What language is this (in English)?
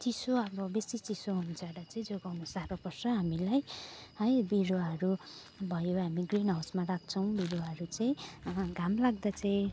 Nepali